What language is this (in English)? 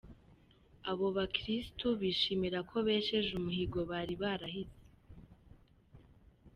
Kinyarwanda